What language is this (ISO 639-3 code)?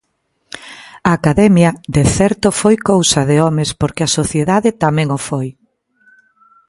glg